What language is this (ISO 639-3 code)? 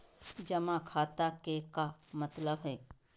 mag